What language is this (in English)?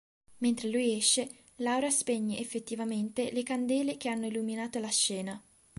Italian